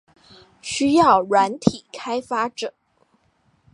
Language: Chinese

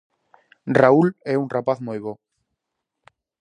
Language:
Galician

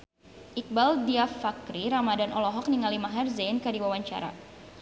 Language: Sundanese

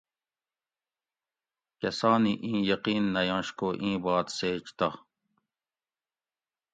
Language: Gawri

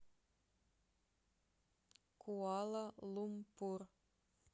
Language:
Russian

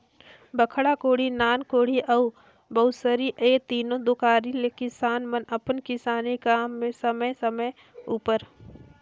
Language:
Chhattisgarhi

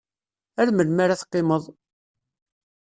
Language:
Kabyle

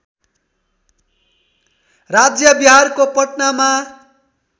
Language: Nepali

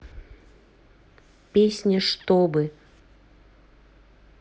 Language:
Russian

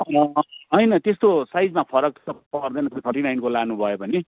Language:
Nepali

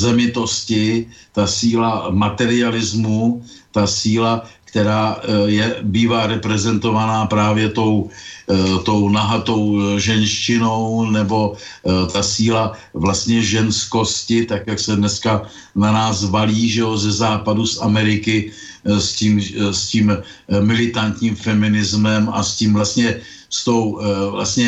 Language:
Czech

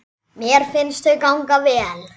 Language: Icelandic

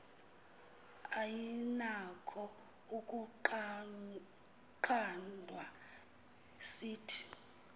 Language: Xhosa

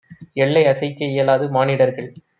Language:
Tamil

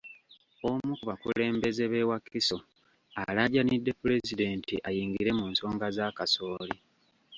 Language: Ganda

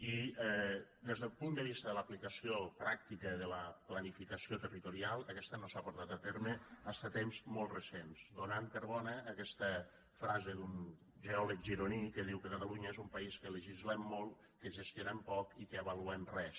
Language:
Catalan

